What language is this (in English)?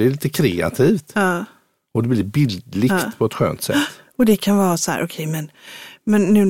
Swedish